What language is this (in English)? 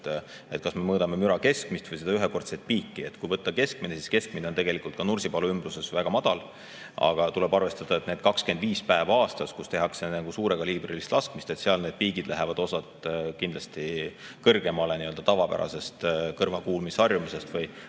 Estonian